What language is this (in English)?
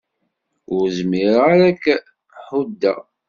Kabyle